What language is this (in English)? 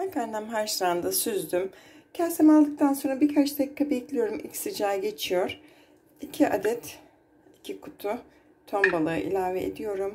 Turkish